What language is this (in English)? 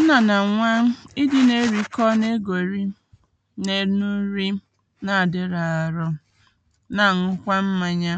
Igbo